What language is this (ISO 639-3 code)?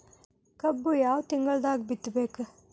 kan